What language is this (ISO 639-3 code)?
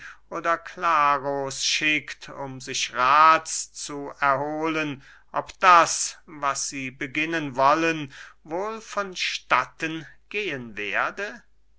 deu